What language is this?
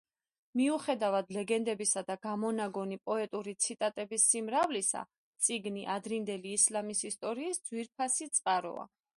Georgian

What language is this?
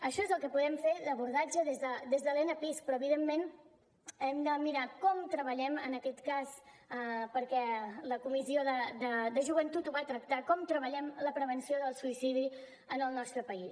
Catalan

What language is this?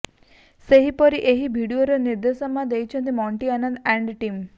Odia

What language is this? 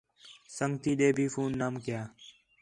Khetrani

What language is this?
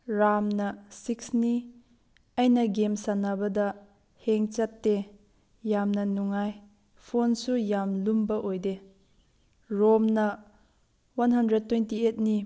Manipuri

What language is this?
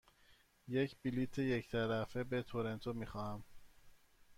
Persian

